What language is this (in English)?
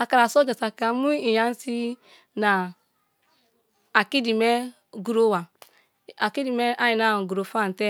Kalabari